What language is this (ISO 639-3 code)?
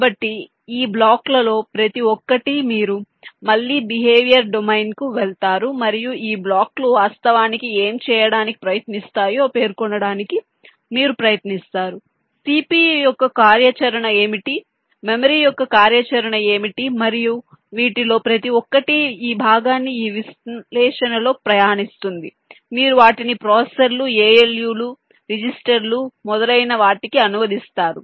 tel